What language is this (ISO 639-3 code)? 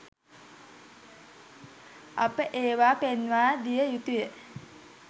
sin